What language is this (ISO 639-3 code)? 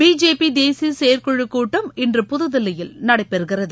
tam